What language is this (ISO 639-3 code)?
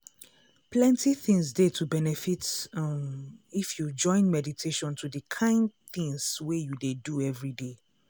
pcm